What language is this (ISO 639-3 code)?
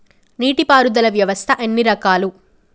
tel